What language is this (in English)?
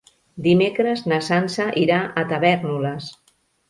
Catalan